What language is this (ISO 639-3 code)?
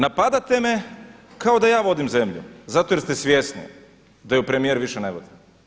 hrv